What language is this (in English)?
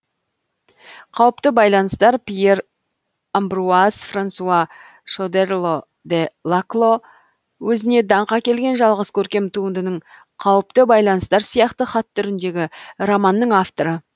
Kazakh